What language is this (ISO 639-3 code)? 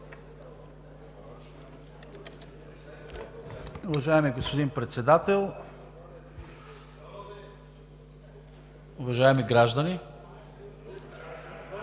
bul